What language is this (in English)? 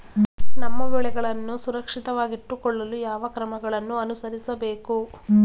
Kannada